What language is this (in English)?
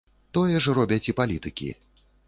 Belarusian